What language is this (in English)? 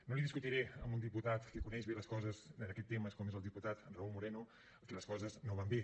Catalan